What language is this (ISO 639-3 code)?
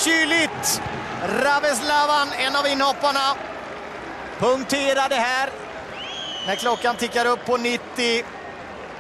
swe